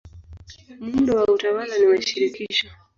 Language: Swahili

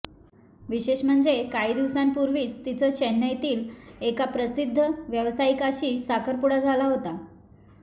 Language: Marathi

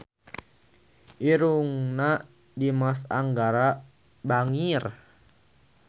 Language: Sundanese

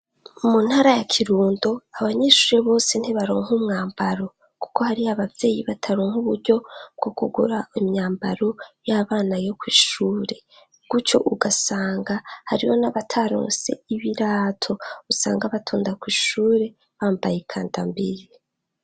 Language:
Rundi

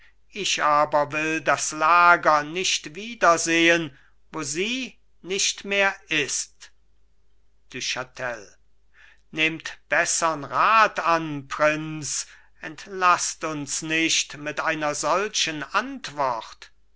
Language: German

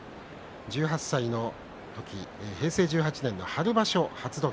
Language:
Japanese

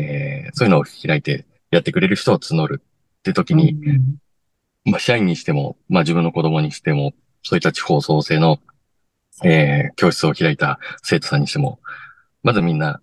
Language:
Japanese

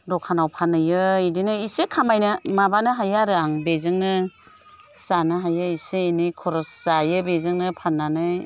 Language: Bodo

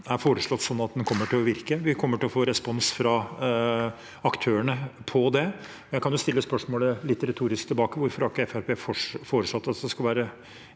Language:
Norwegian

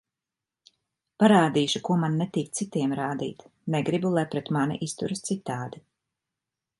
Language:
Latvian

